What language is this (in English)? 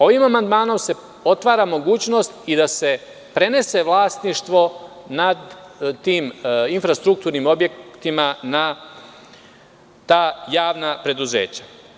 Serbian